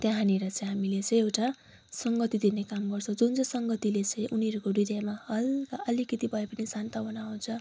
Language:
Nepali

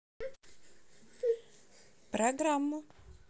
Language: Russian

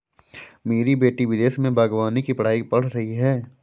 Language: Hindi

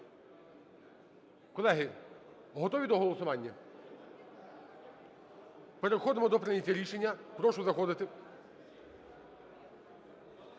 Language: Ukrainian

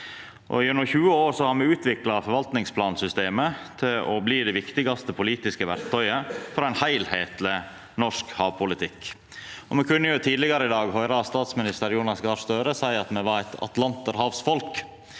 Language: Norwegian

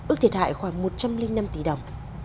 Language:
Vietnamese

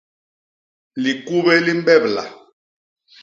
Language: Basaa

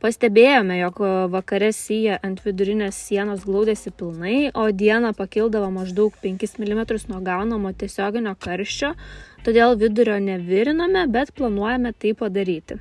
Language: Lithuanian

